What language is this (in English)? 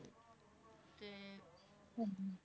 Punjabi